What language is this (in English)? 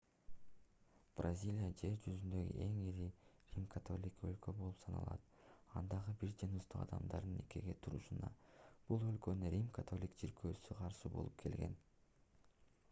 Kyrgyz